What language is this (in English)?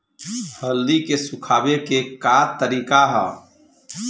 Bhojpuri